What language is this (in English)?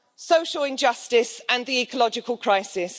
English